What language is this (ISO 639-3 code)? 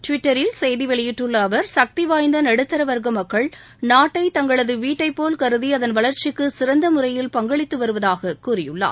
tam